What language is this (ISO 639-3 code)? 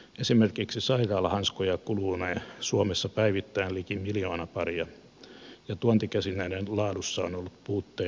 fin